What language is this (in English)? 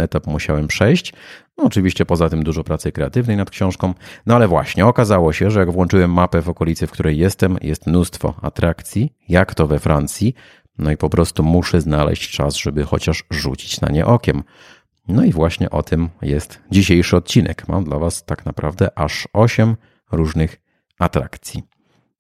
Polish